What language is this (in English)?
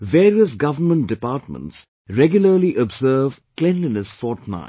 English